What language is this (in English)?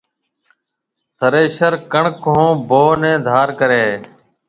Marwari (Pakistan)